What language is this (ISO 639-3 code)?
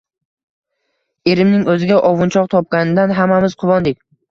uzb